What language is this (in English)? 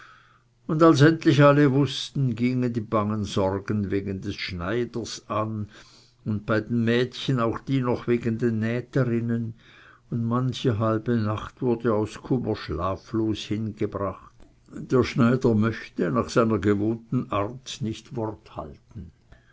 German